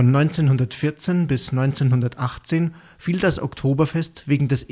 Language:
German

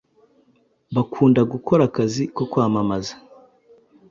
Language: Kinyarwanda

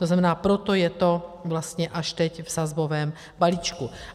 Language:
Czech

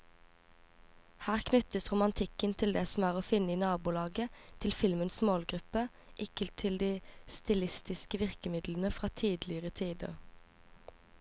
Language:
Norwegian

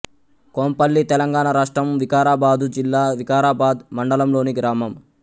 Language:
Telugu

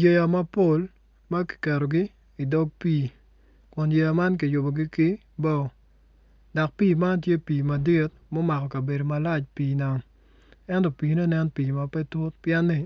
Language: Acoli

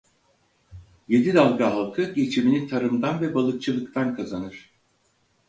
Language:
Turkish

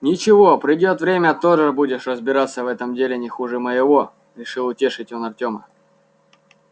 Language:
Russian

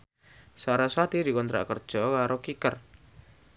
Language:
Javanese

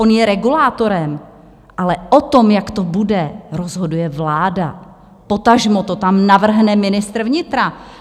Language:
Czech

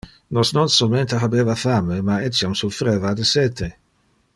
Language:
Interlingua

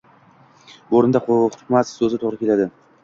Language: Uzbek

